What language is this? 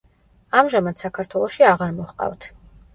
Georgian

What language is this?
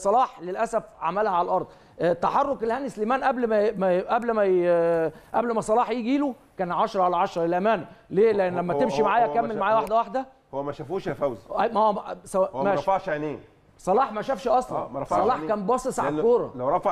Arabic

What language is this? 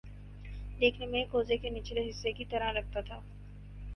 Urdu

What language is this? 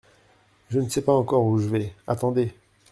French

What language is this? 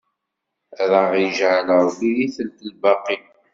Kabyle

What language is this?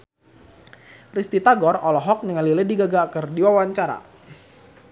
Sundanese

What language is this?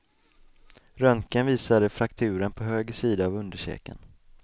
Swedish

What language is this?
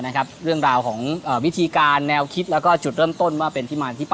Thai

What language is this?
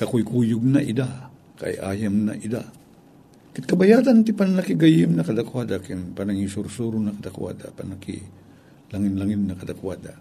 Filipino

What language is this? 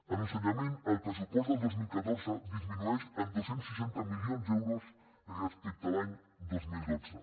Catalan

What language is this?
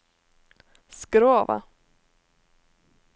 Norwegian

